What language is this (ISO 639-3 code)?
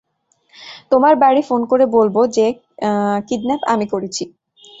ben